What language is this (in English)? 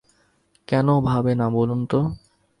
Bangla